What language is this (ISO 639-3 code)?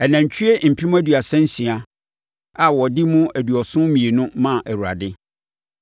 aka